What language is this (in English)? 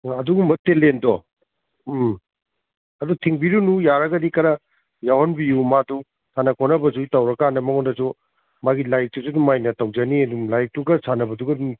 Manipuri